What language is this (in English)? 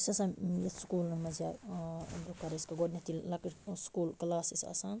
Kashmiri